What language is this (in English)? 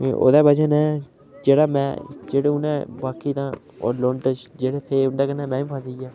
Dogri